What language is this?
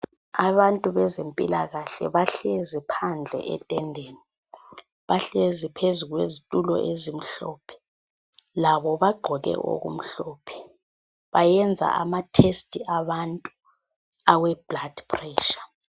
North Ndebele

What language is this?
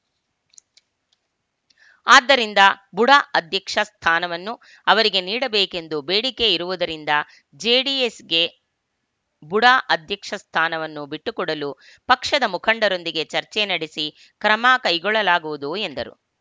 Kannada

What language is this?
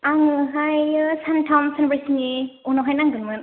Bodo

